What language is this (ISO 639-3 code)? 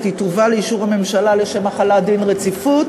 heb